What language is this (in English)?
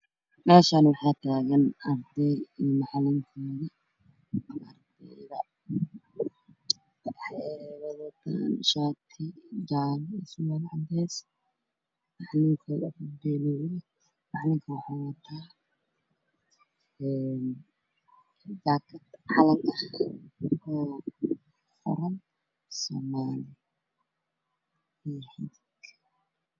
Somali